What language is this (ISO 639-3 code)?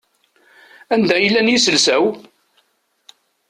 kab